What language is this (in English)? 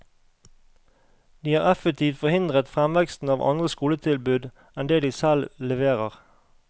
Norwegian